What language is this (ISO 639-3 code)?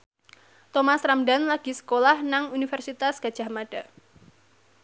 jav